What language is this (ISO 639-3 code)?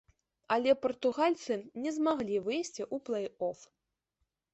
bel